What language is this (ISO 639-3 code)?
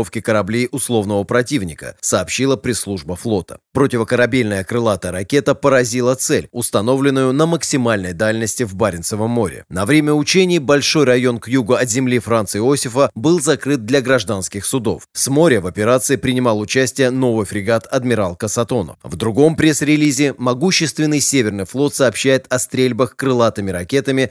rus